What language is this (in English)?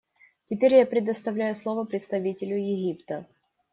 Russian